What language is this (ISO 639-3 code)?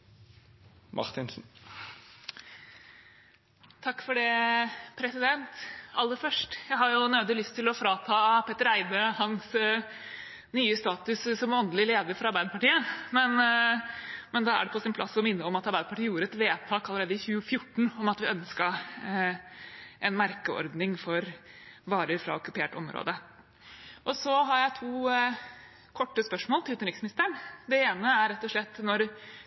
nor